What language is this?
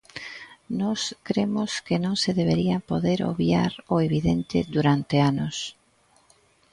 Galician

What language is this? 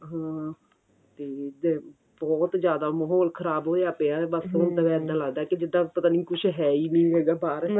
Punjabi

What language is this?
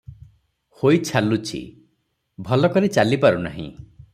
Odia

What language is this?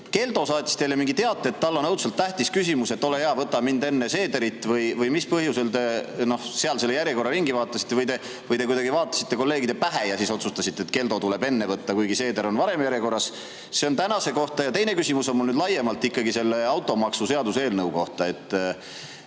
Estonian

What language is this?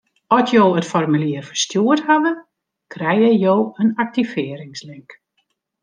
Western Frisian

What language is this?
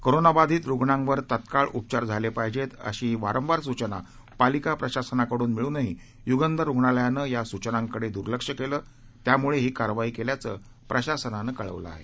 Marathi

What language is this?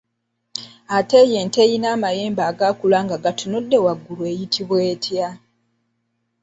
Ganda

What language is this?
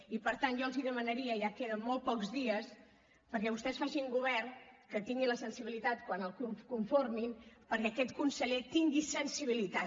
Catalan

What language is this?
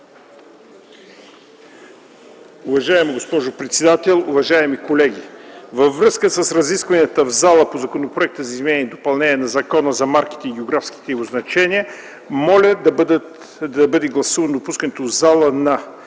Bulgarian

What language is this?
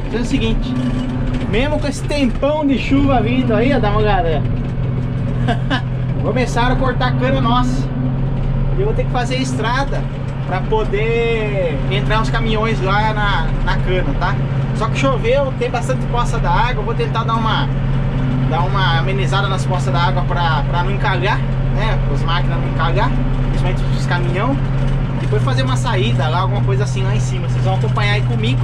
Portuguese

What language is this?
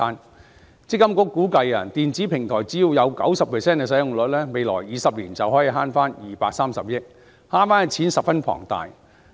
Cantonese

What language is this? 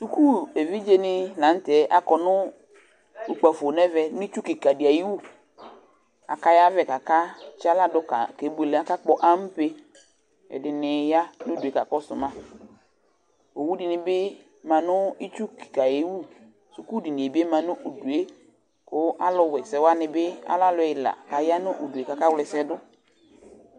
Ikposo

